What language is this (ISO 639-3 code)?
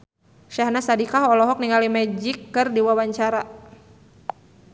sun